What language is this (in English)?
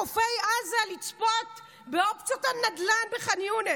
Hebrew